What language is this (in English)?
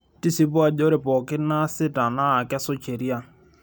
Masai